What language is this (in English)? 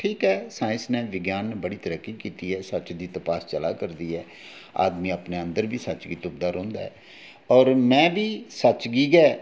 Dogri